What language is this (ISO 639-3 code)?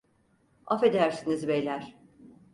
tur